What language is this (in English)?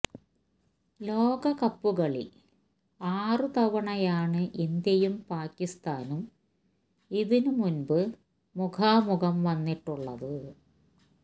Malayalam